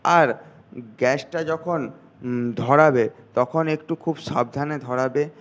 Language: Bangla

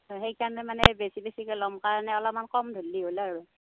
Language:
Assamese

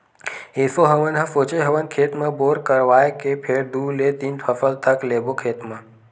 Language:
Chhattisgarhi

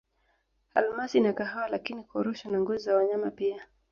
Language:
Swahili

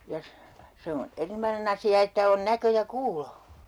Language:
Finnish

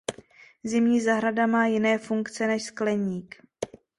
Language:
Czech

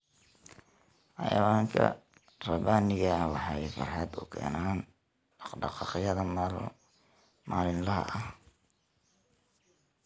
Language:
Somali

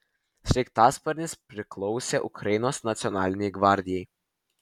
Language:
Lithuanian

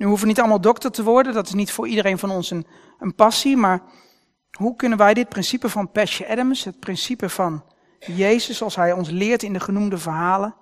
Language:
Dutch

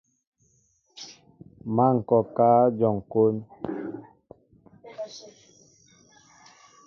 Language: Mbo (Cameroon)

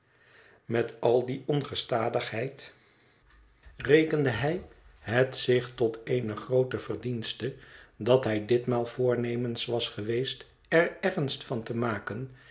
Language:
Dutch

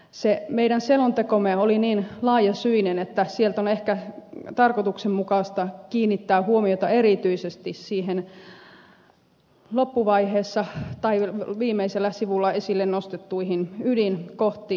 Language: Finnish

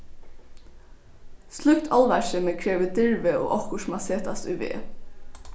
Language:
Faroese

